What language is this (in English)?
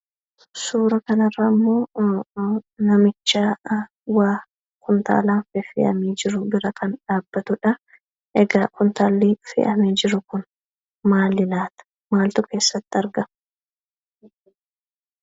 Oromo